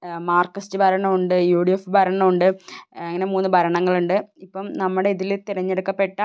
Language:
Malayalam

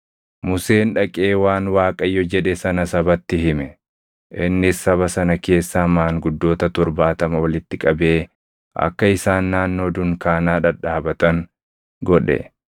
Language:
Oromo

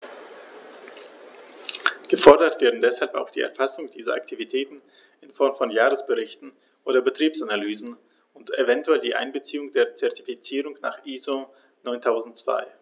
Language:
German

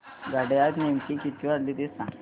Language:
Marathi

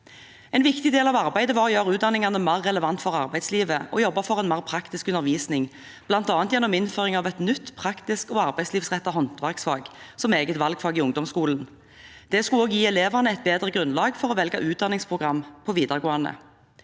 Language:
Norwegian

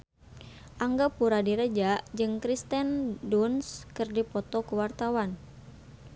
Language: Sundanese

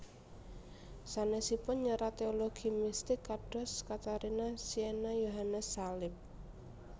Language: Javanese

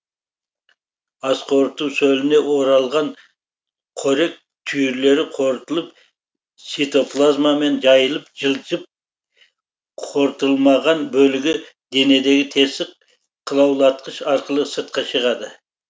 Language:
Kazakh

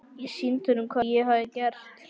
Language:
Icelandic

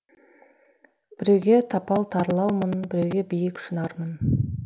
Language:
Kazakh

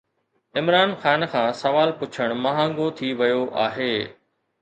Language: Sindhi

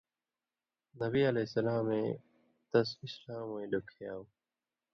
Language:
Indus Kohistani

